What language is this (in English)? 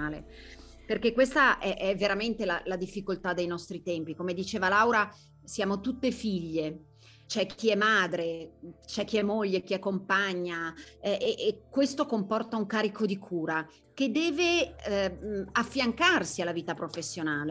Italian